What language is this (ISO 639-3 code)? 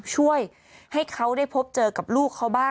tha